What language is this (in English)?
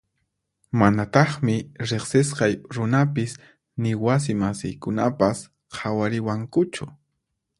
Puno Quechua